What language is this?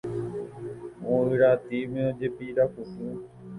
Guarani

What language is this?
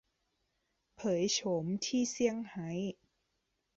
Thai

